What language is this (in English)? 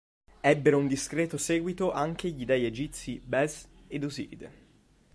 Italian